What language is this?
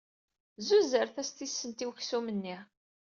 Kabyle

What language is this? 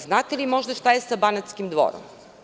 Serbian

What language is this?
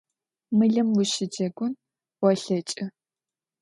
Adyghe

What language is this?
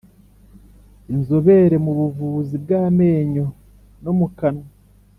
Kinyarwanda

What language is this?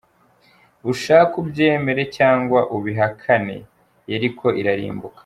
Kinyarwanda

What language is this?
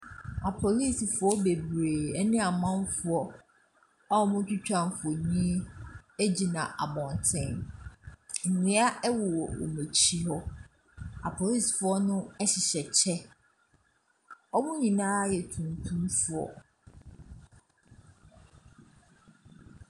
Akan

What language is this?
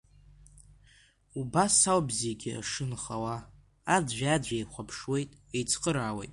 Abkhazian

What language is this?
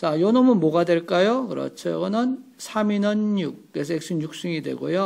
Korean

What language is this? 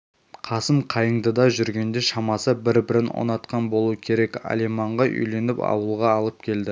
Kazakh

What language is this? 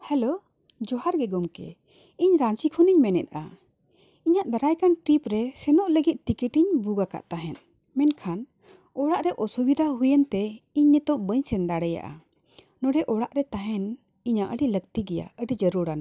Santali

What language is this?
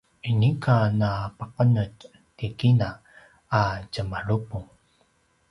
Paiwan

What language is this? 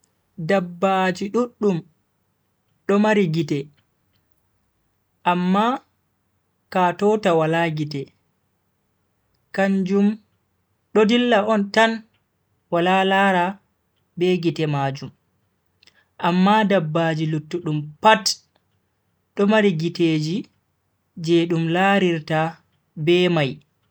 Bagirmi Fulfulde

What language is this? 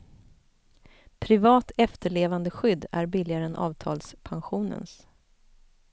Swedish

